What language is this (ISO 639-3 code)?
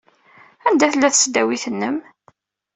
kab